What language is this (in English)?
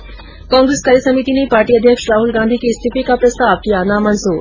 Hindi